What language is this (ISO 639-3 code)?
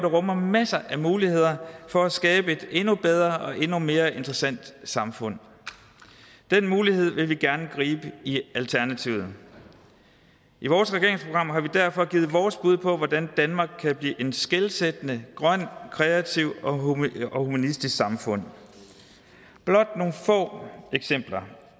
dan